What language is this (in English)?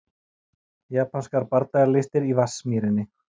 Icelandic